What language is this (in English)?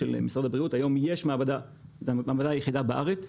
Hebrew